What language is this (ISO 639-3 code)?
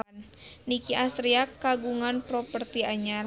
sun